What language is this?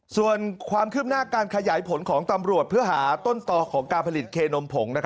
Thai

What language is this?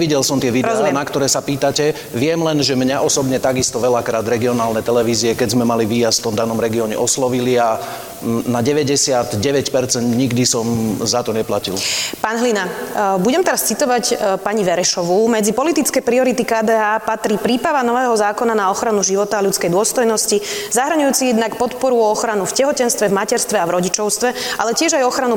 Slovak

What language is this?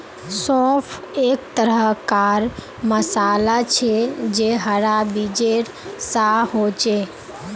Magahi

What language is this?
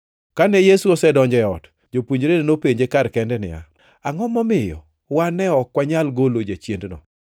Luo (Kenya and Tanzania)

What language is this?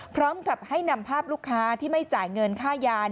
Thai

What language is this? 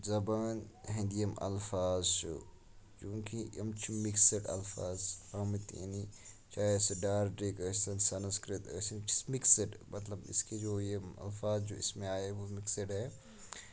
Kashmiri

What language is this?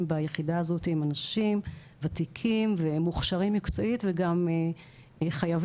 Hebrew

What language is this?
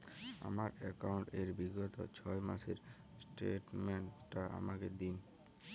Bangla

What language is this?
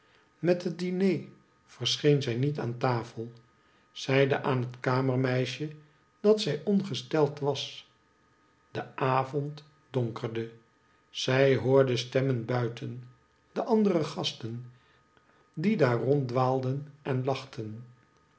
Dutch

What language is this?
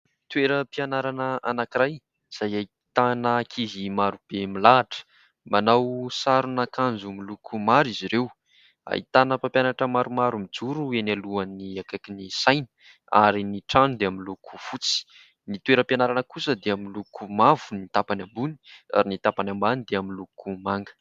Malagasy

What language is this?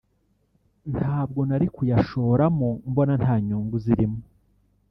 Kinyarwanda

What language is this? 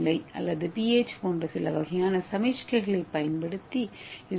Tamil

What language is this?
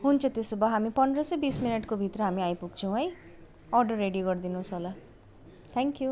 Nepali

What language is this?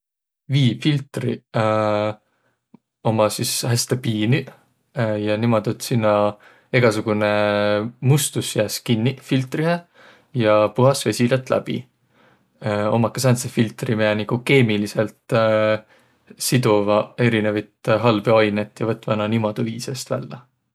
Võro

